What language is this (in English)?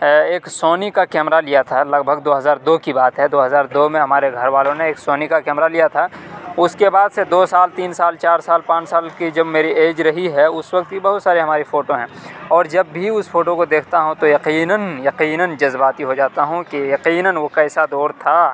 Urdu